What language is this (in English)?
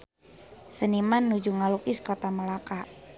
Sundanese